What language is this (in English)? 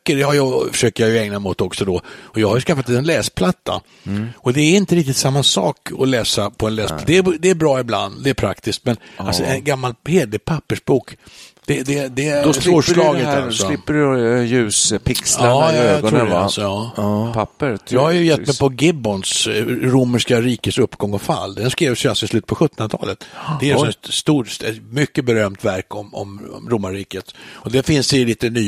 Swedish